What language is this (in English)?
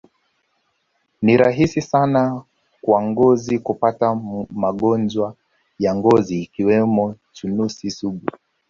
Swahili